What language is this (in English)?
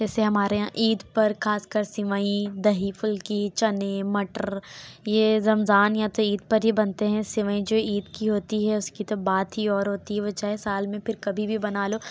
Urdu